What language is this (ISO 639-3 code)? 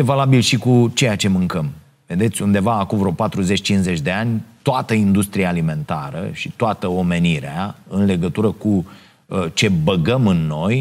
ron